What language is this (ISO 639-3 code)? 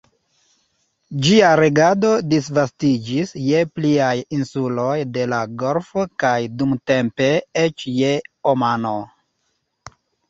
epo